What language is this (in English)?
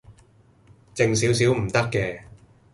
Cantonese